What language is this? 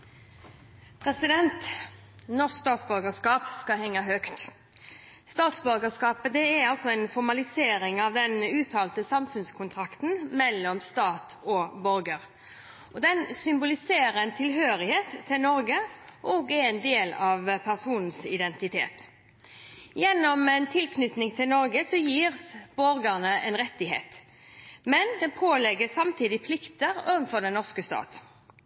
Norwegian Bokmål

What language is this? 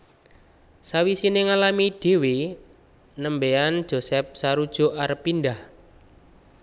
Javanese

